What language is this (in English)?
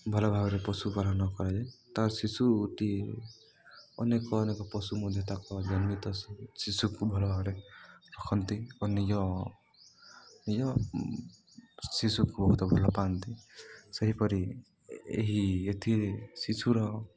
Odia